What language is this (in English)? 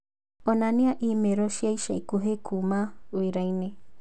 Kikuyu